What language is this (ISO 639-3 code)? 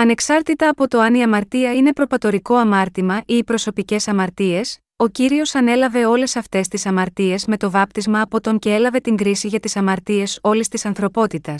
ell